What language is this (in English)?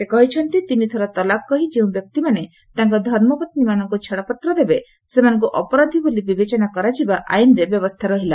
Odia